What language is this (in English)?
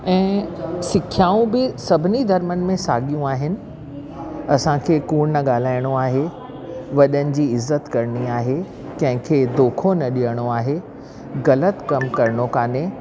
Sindhi